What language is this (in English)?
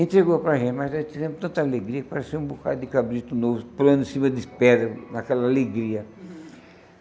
Portuguese